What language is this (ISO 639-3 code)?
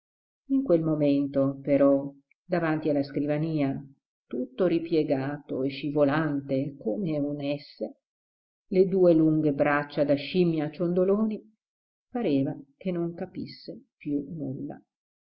ita